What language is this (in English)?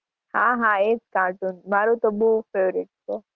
Gujarati